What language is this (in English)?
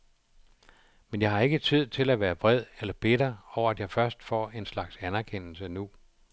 Danish